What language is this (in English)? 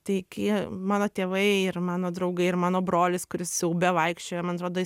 Lithuanian